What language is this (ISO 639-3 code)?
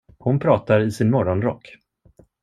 swe